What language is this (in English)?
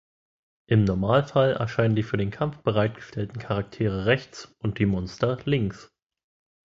German